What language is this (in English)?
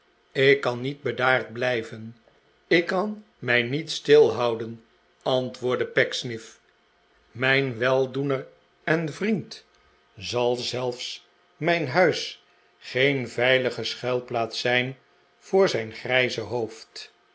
Dutch